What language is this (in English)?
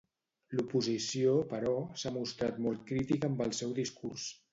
Catalan